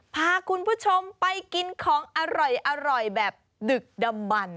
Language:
Thai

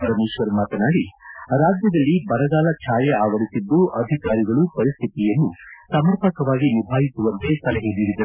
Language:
Kannada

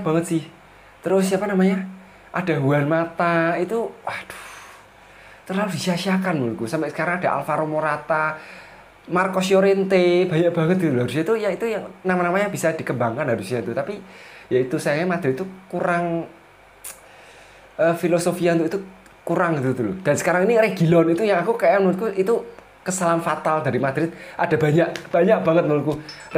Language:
Indonesian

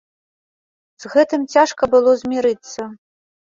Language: Belarusian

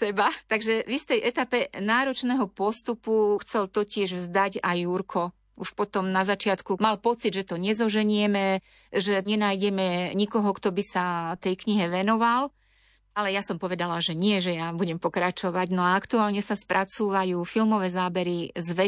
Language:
Slovak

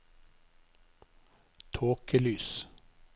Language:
Norwegian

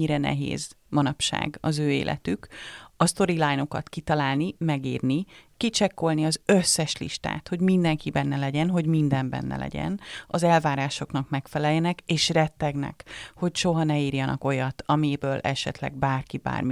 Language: Hungarian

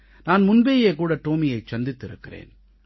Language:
Tamil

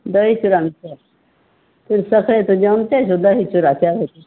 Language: Maithili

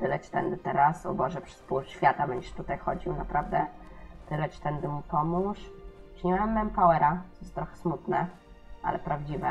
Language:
Polish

